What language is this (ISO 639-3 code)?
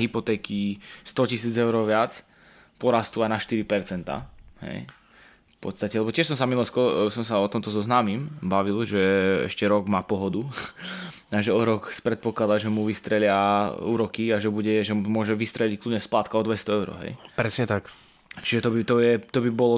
slk